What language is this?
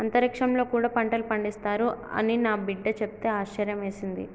Telugu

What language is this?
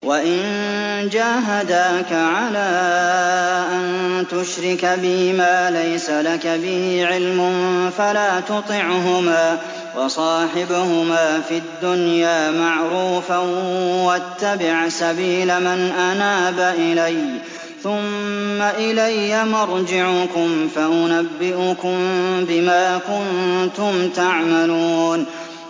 Arabic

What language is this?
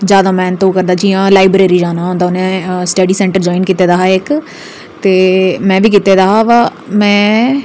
Dogri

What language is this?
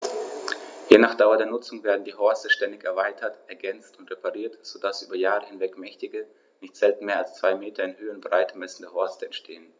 German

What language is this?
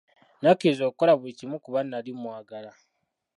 Ganda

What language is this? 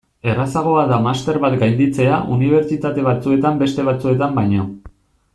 Basque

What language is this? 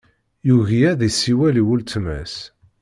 Kabyle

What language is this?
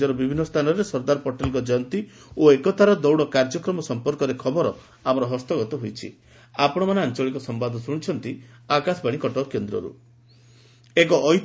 Odia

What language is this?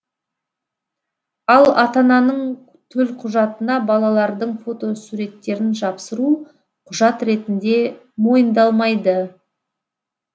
Kazakh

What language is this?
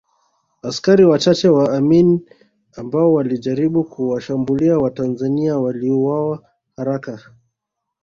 Swahili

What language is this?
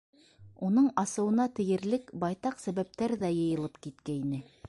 Bashkir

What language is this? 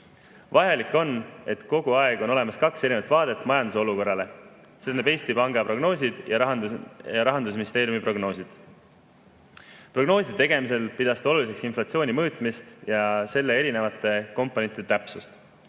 Estonian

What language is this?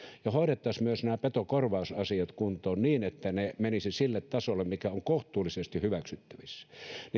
Finnish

